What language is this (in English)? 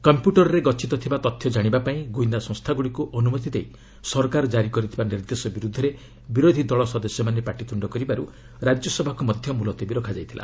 Odia